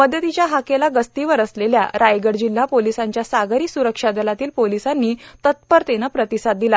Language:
Marathi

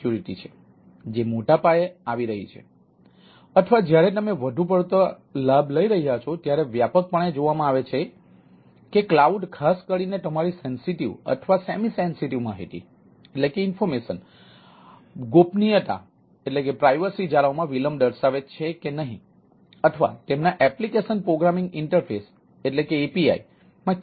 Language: Gujarati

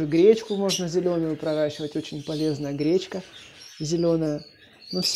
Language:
Russian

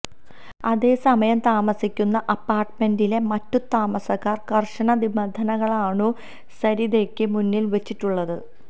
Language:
Malayalam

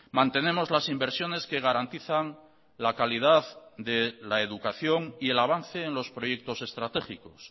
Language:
Spanish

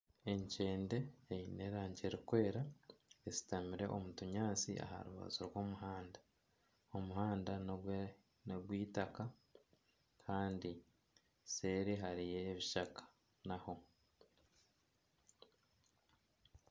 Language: Nyankole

